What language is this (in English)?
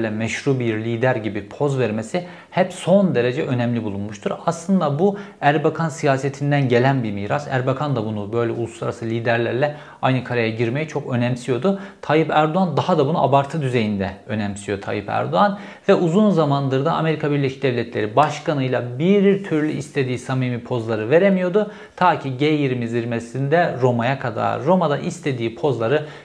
Turkish